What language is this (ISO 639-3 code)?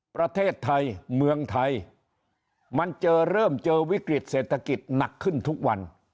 tha